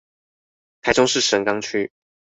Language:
Chinese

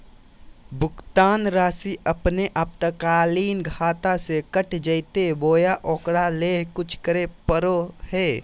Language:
Magahi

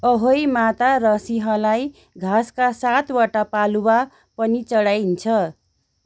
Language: Nepali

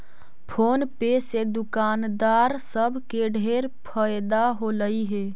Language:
Magahi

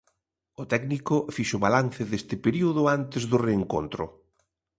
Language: Galician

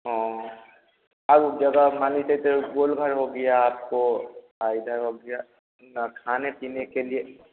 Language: Hindi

